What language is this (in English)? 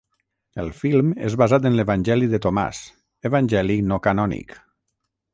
Catalan